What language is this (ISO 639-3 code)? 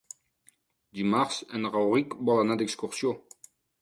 cat